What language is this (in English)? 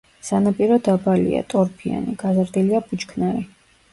Georgian